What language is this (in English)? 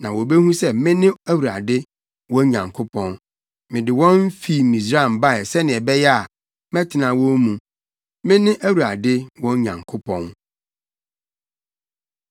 Akan